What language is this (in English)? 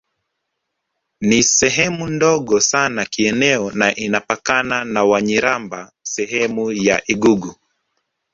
Swahili